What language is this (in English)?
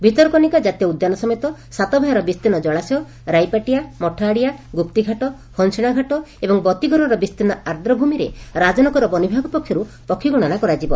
Odia